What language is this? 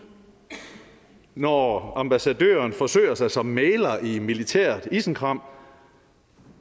Danish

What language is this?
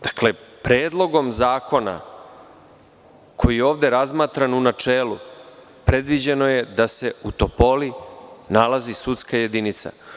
Serbian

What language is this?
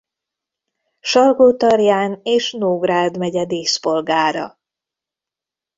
Hungarian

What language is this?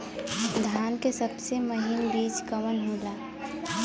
Bhojpuri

